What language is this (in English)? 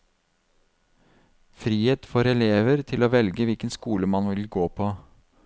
Norwegian